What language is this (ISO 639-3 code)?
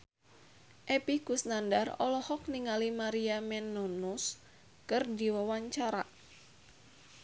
sun